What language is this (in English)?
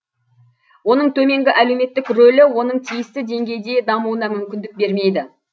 Kazakh